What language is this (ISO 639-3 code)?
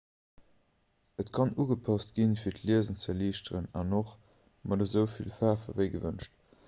ltz